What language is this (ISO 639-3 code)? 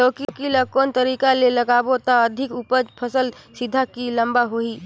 hne